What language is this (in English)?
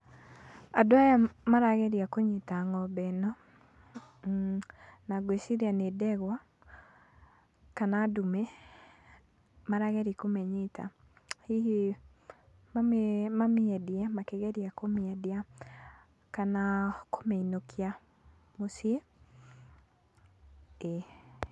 Kikuyu